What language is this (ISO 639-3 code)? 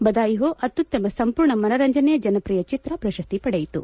kan